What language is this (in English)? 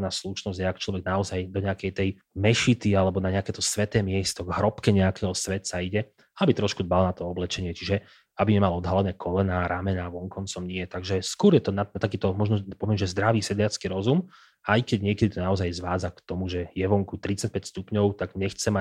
Slovak